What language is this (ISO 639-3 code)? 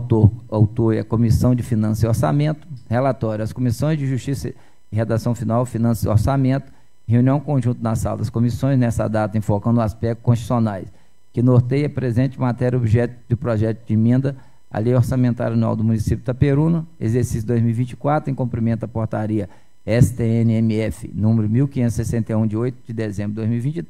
por